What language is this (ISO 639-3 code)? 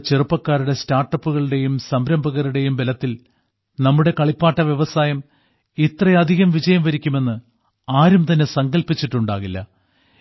mal